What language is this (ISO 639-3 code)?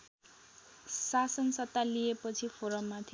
nep